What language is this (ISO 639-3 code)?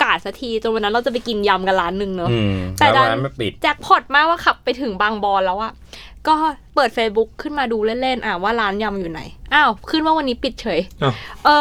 tha